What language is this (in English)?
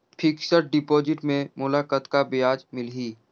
Chhattisgarhi